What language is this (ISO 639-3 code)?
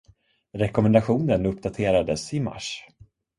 swe